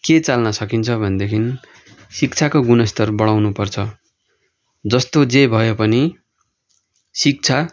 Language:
Nepali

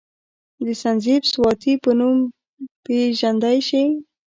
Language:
Pashto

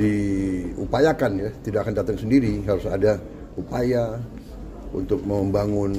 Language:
Indonesian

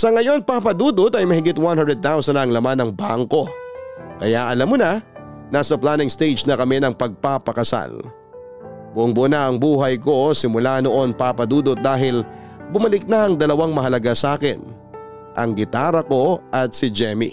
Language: Filipino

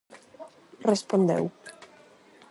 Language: Galician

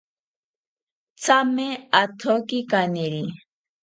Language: South Ucayali Ashéninka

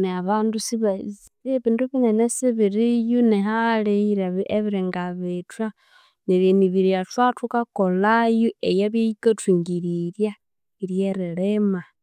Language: Konzo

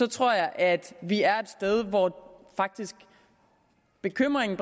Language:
Danish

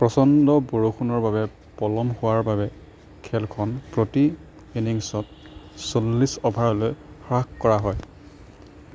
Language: Assamese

